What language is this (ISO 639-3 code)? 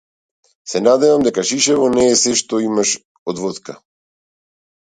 mkd